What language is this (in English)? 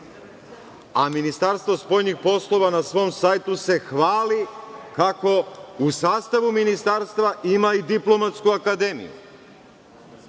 Serbian